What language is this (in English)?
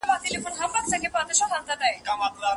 Pashto